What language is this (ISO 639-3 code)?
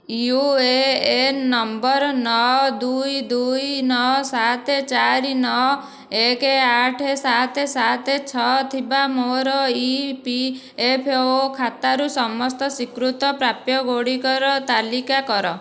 ori